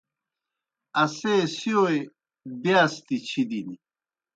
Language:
Kohistani Shina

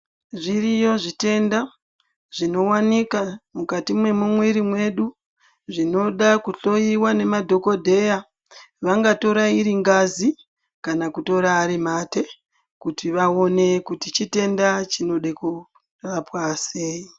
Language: Ndau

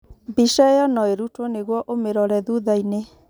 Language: Kikuyu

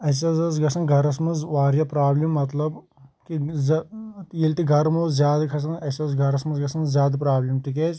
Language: Kashmiri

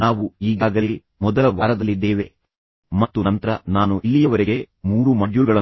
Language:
Kannada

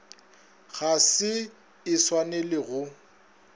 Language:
Northern Sotho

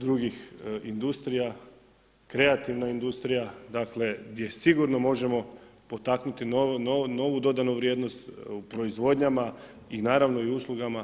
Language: Croatian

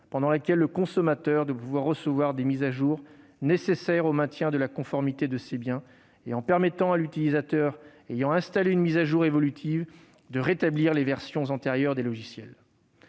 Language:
French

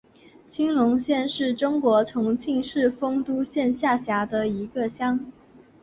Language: Chinese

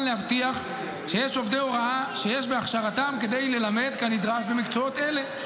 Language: Hebrew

